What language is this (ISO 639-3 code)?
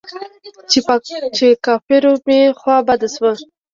pus